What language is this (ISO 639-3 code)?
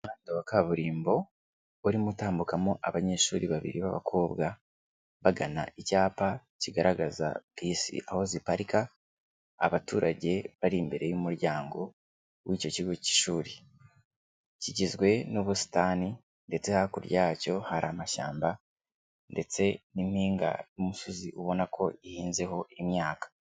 kin